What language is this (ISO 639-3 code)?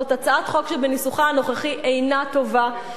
heb